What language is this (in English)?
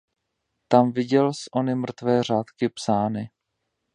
Czech